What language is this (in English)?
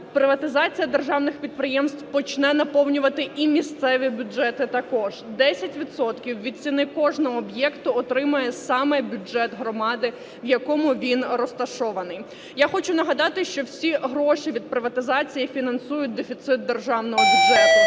Ukrainian